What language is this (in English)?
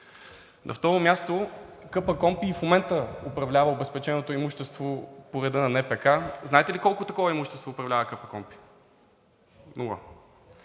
Bulgarian